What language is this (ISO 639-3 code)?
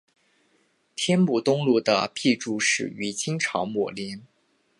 zho